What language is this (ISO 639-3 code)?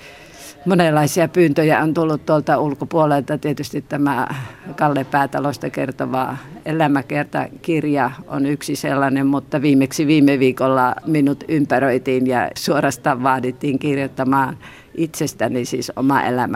fin